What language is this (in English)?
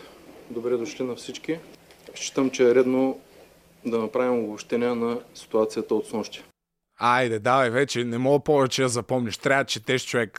Bulgarian